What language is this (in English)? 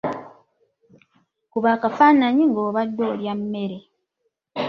Ganda